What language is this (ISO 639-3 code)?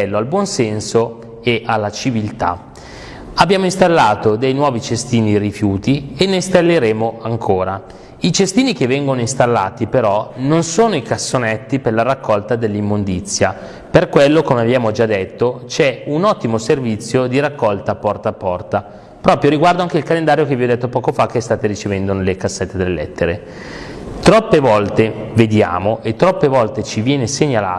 ita